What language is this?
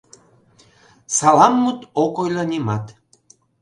Mari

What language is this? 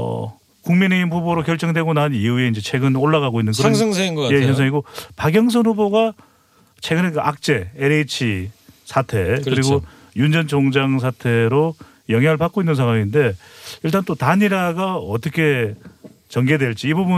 Korean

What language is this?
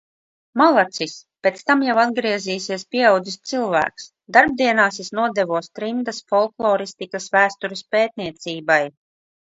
Latvian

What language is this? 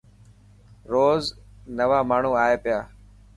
Dhatki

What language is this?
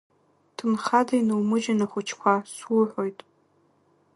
Abkhazian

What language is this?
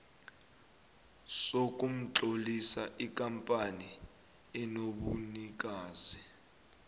South Ndebele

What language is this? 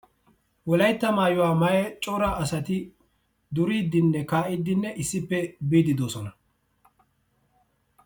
Wolaytta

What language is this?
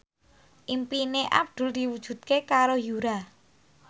Javanese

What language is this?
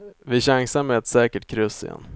Swedish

